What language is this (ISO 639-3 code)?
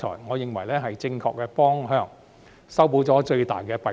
yue